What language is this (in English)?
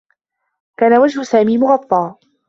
Arabic